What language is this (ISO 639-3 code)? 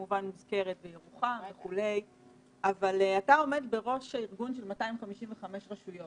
heb